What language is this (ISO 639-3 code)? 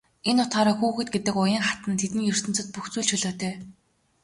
mon